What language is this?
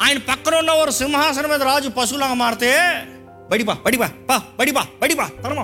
Telugu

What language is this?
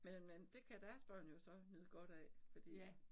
Danish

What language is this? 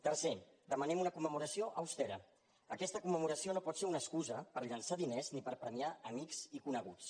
Catalan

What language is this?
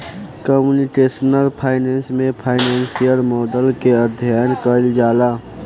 Bhojpuri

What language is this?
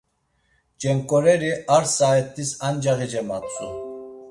Laz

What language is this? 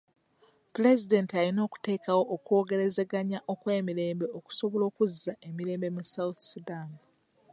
Ganda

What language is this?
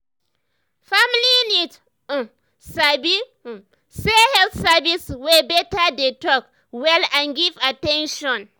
Nigerian Pidgin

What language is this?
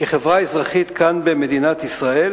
Hebrew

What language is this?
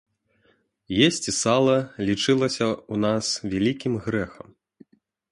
Belarusian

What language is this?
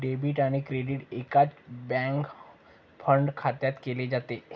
Marathi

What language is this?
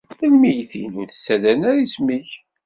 Kabyle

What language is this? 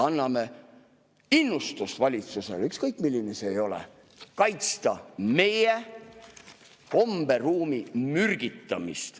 Estonian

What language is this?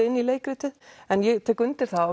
Icelandic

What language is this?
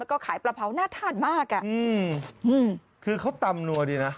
Thai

